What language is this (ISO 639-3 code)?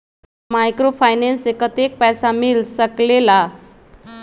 mag